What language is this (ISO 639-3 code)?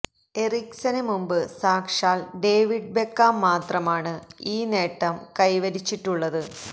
mal